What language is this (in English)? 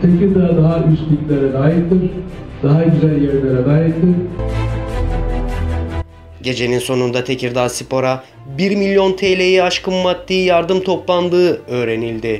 Turkish